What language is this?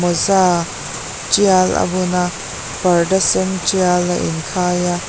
Mizo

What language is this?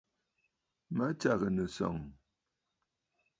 Bafut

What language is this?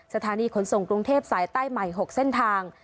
Thai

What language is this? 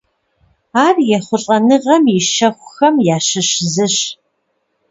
Kabardian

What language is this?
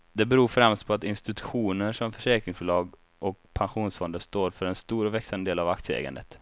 Swedish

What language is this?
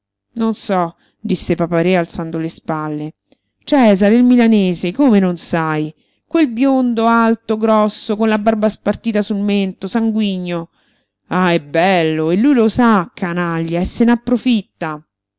Italian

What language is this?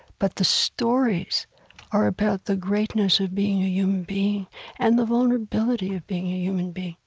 English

